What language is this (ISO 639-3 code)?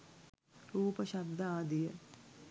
sin